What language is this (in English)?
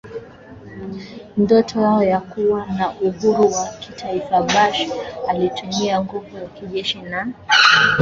Swahili